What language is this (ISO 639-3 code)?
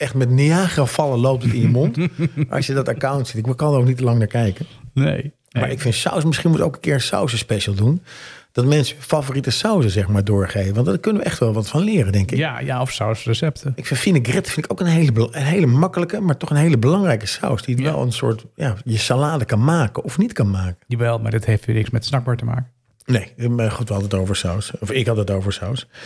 nld